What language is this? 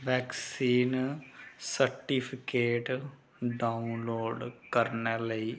Dogri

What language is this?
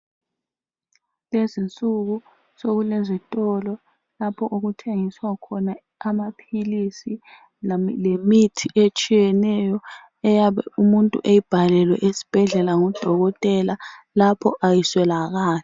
North Ndebele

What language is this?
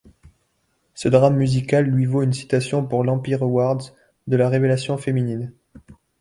French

